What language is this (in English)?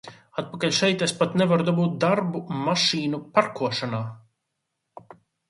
Latvian